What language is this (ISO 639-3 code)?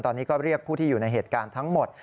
tha